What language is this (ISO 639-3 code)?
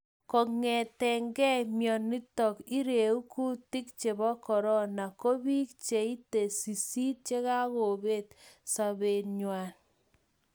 kln